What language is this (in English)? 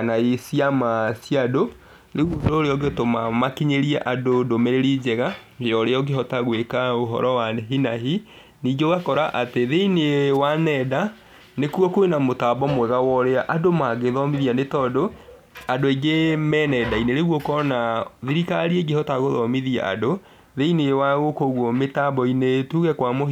Kikuyu